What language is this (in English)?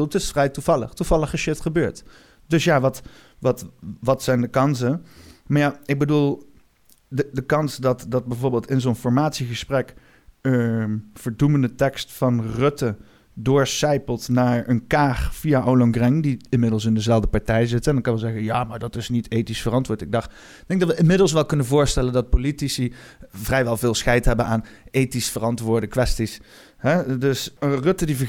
Dutch